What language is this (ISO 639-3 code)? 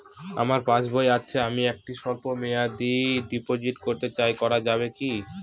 ben